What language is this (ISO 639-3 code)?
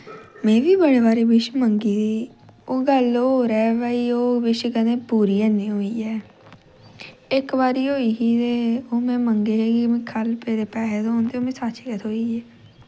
doi